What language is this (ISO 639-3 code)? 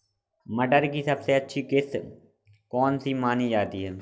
hin